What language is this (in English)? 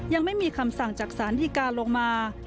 Thai